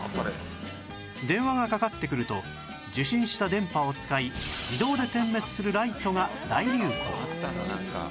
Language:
Japanese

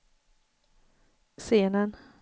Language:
Swedish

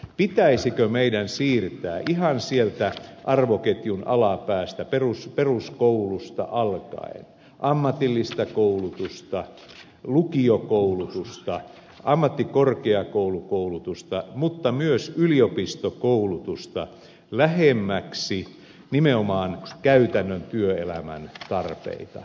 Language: Finnish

